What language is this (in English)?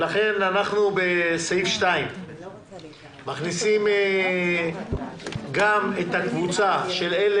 Hebrew